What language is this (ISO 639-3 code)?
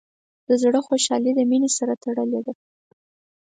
pus